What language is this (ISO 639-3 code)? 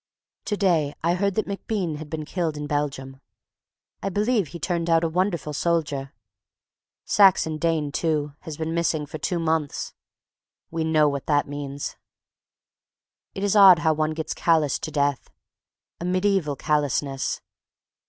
eng